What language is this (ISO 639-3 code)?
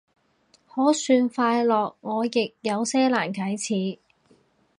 yue